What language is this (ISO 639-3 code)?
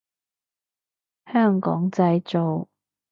yue